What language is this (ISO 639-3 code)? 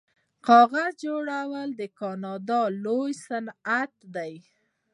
pus